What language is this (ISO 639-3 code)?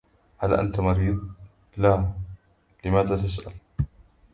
ara